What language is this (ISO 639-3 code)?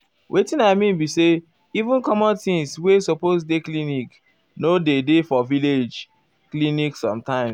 pcm